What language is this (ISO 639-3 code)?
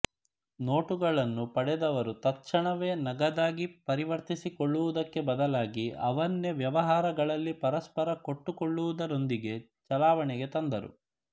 kan